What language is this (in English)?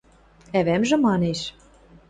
Western Mari